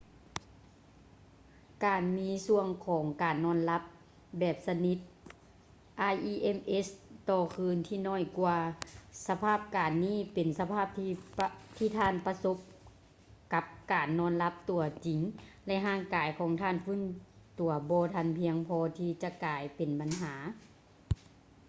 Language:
Lao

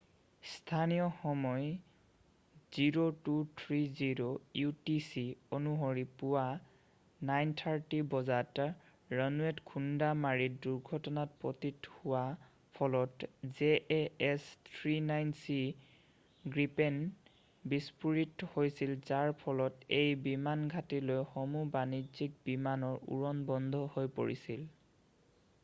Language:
Assamese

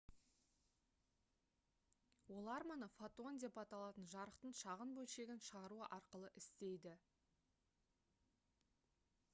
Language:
Kazakh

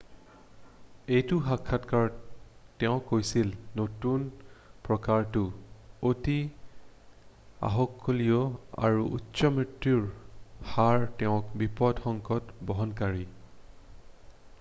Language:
Assamese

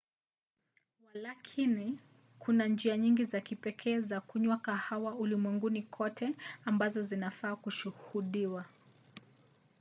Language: Swahili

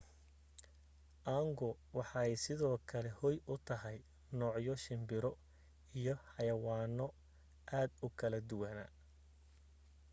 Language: Somali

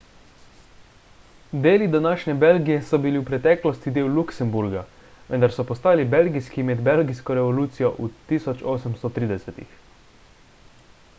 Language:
Slovenian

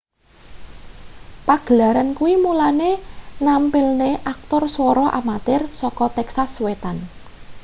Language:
Javanese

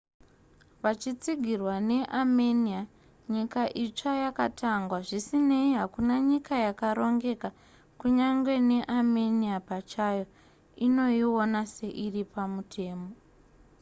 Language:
Shona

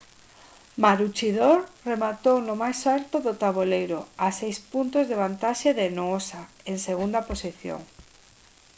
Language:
Galician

